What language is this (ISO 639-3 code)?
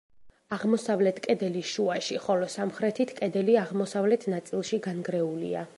kat